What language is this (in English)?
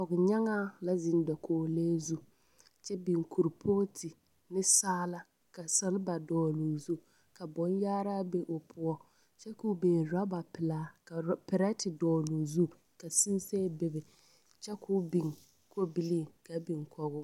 Southern Dagaare